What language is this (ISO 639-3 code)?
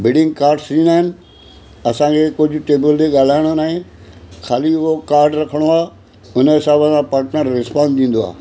snd